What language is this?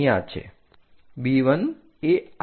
Gujarati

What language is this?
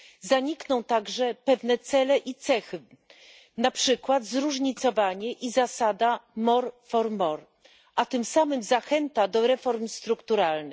Polish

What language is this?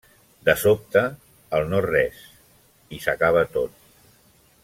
Catalan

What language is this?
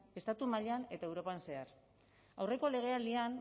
Basque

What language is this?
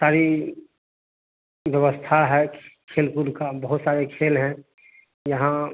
Hindi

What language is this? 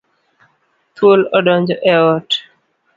Luo (Kenya and Tanzania)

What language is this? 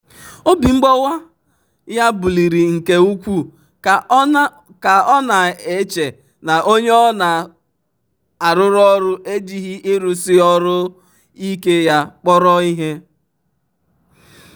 Igbo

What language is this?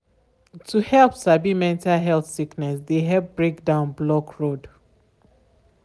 Nigerian Pidgin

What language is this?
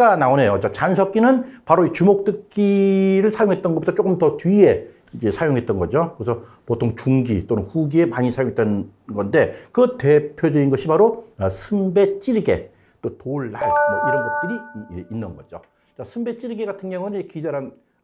Korean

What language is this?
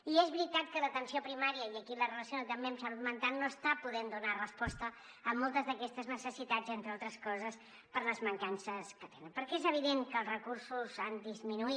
Catalan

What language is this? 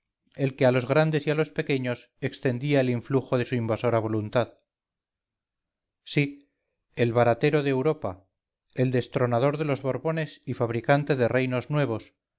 Spanish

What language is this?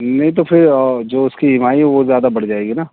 Urdu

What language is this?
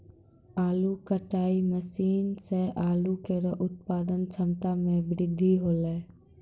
Maithili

